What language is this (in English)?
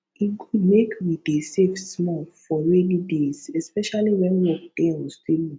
Nigerian Pidgin